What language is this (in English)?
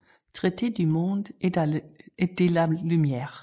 Danish